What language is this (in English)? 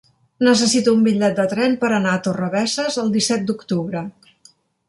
Catalan